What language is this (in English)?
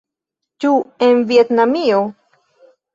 Esperanto